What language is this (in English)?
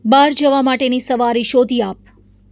Gujarati